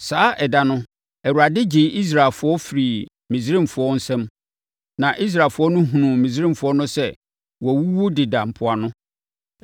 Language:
Akan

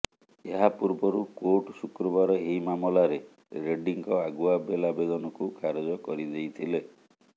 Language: Odia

